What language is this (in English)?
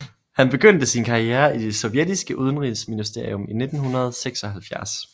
Danish